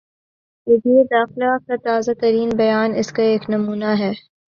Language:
Urdu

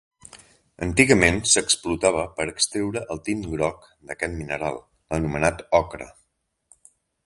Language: Catalan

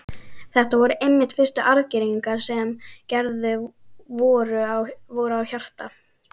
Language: Icelandic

